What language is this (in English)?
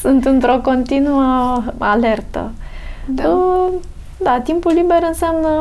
Romanian